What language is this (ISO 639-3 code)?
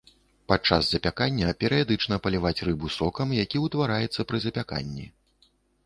bel